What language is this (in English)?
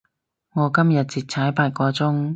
Cantonese